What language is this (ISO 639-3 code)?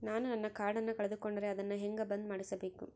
kan